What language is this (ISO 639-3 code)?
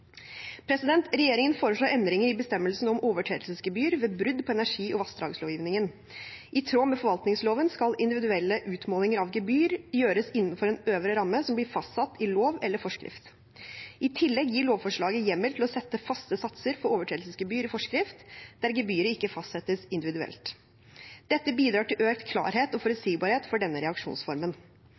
nob